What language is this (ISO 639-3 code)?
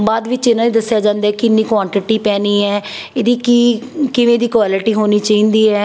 pan